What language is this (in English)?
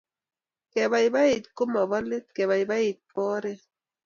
Kalenjin